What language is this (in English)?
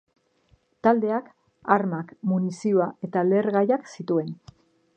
Basque